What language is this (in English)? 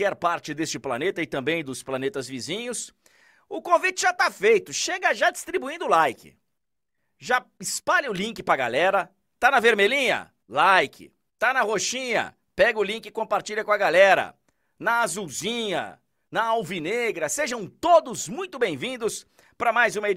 Portuguese